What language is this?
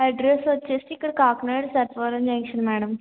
Telugu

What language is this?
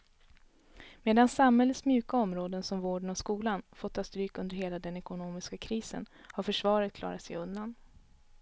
Swedish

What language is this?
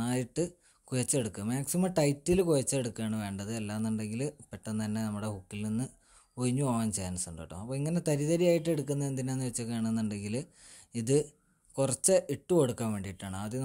Malayalam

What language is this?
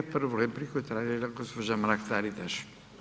Croatian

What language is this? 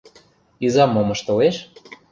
Mari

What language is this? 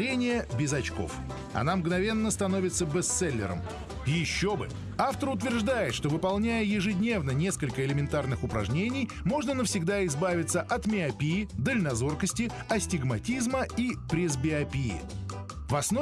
Russian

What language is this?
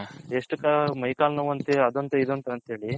Kannada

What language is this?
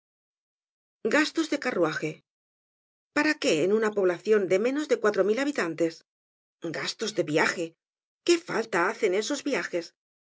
Spanish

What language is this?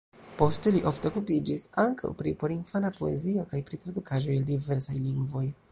Esperanto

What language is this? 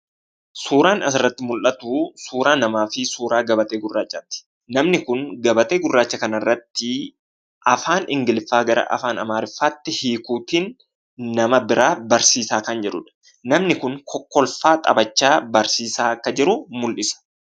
Oromo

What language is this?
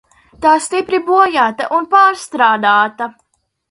Latvian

